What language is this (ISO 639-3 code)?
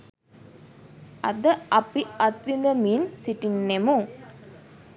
sin